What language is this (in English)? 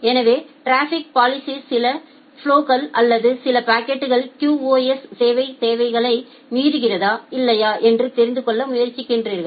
Tamil